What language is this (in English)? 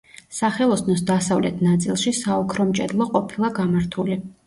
Georgian